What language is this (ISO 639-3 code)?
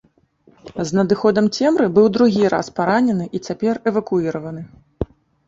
bel